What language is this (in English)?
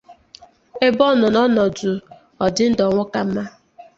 Igbo